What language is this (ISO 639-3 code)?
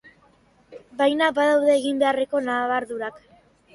eus